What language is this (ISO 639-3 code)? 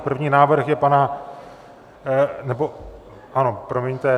ces